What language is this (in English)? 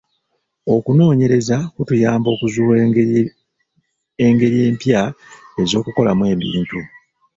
Ganda